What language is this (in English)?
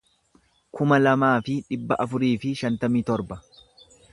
Oromo